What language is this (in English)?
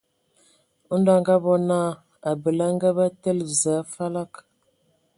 Ewondo